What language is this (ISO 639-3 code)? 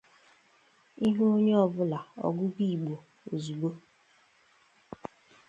ibo